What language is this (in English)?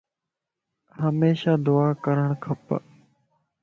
Lasi